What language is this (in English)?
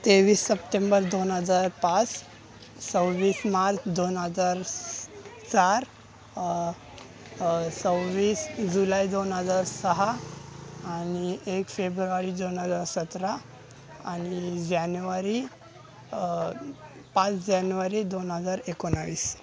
Marathi